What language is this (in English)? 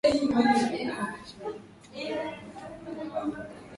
Swahili